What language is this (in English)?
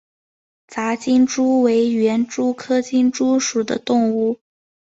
Chinese